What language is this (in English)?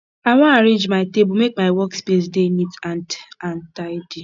Nigerian Pidgin